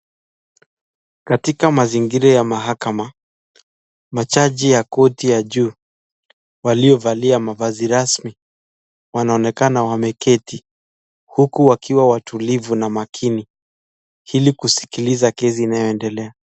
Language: Swahili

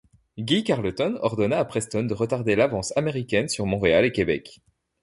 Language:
French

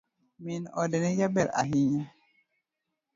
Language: Luo (Kenya and Tanzania)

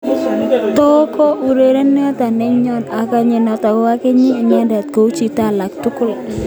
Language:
Kalenjin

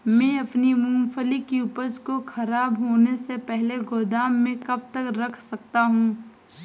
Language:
Hindi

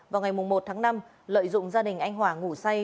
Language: Vietnamese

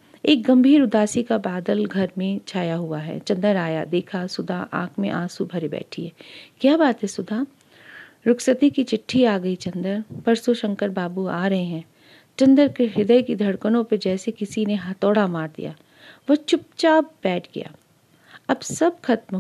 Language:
Hindi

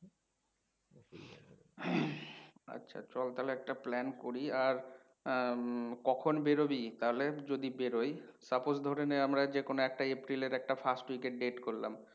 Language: Bangla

